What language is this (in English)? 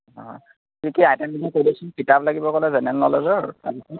Assamese